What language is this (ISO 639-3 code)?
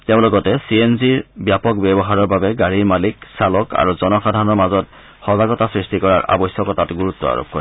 asm